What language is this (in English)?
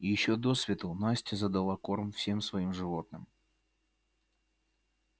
Russian